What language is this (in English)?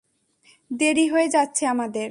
Bangla